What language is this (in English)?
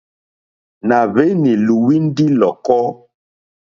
Mokpwe